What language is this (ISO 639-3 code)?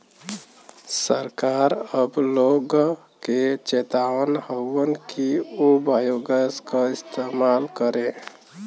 bho